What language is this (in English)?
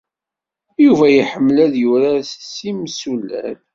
Kabyle